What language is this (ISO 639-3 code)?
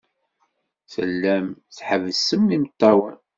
kab